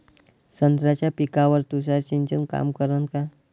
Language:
Marathi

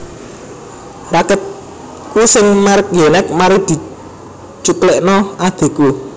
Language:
Javanese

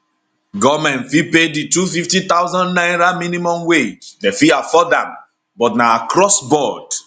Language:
Nigerian Pidgin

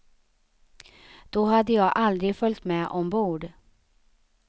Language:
Swedish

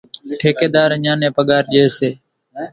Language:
Kachi Koli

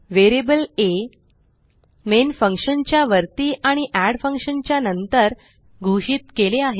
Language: Marathi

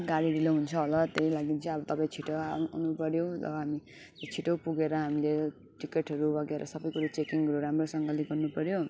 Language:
Nepali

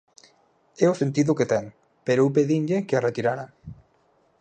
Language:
Galician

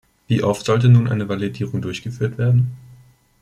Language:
German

